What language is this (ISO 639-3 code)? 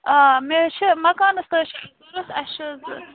kas